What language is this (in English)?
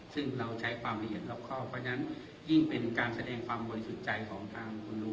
Thai